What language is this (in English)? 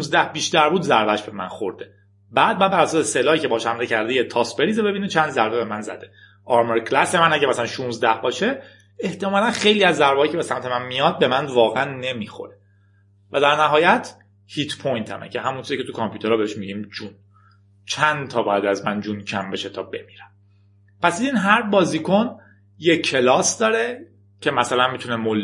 Persian